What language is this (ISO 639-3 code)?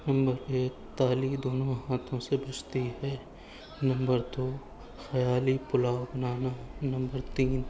urd